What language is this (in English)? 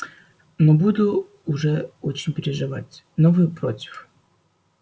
Russian